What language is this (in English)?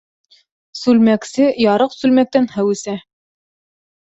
Bashkir